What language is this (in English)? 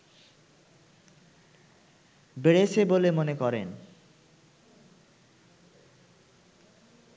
Bangla